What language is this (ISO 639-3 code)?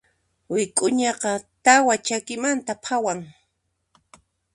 qxp